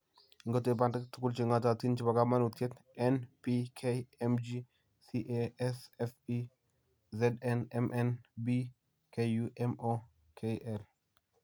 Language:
Kalenjin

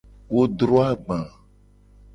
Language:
Gen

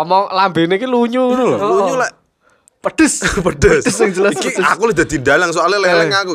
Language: Indonesian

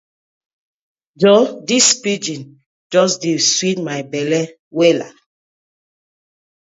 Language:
Nigerian Pidgin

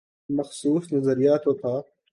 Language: Urdu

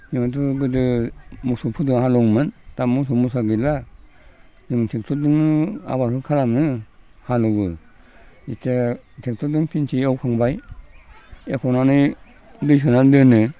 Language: Bodo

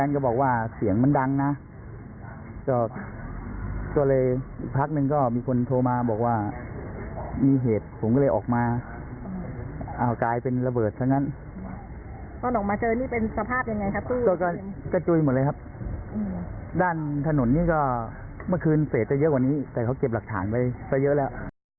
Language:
Thai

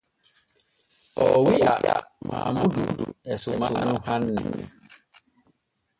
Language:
Borgu Fulfulde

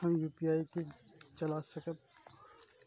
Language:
Maithili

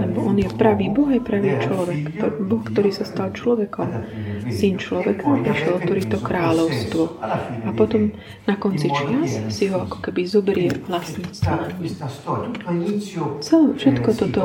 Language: Slovak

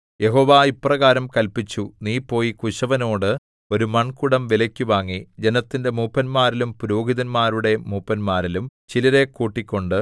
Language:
Malayalam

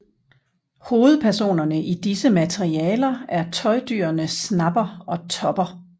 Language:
Danish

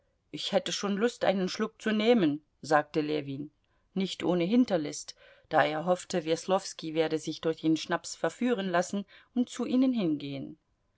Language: German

